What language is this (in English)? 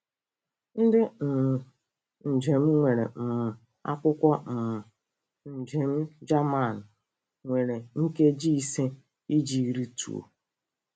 Igbo